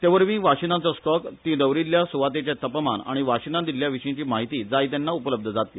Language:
Konkani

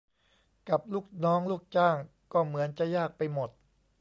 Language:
Thai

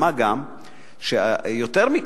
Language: Hebrew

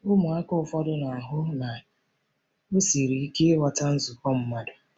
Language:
Igbo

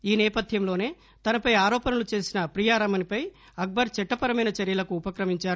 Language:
Telugu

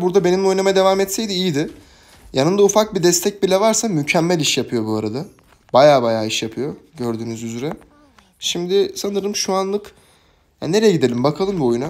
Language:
Turkish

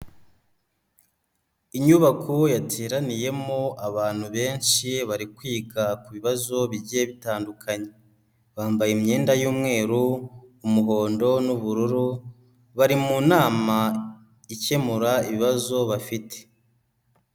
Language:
Kinyarwanda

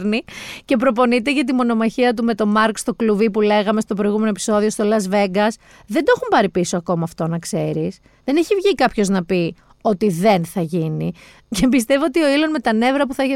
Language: Greek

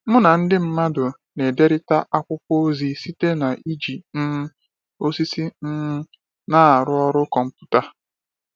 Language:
Igbo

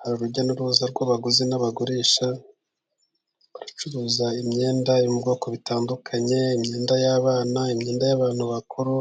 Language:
Kinyarwanda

